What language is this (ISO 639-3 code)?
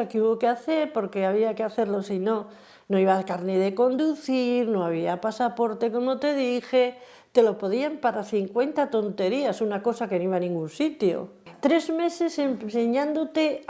spa